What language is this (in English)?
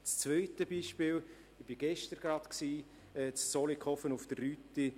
Swiss German